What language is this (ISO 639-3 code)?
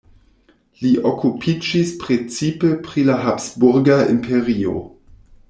epo